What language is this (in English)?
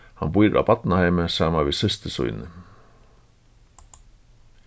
Faroese